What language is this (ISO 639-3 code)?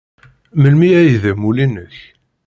kab